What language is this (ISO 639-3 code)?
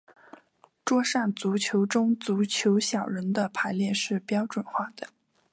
zho